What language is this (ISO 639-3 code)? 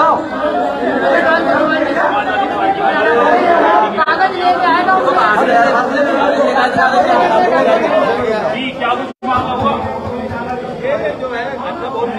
hin